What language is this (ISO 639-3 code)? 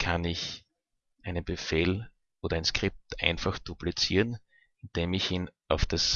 deu